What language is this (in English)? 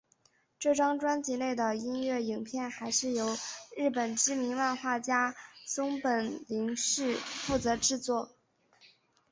Chinese